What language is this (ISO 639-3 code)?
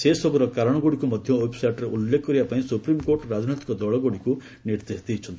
ori